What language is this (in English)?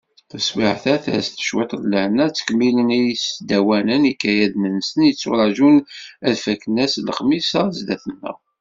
Kabyle